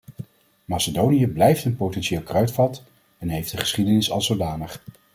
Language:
Dutch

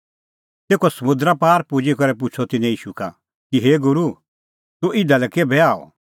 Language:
Kullu Pahari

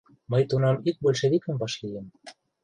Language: Mari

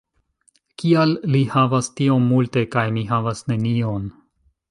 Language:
Esperanto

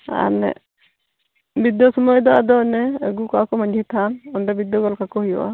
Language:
Santali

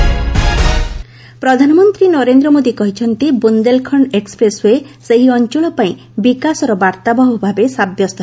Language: Odia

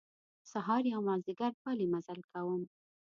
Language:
Pashto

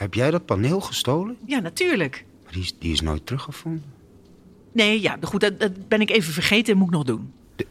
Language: Dutch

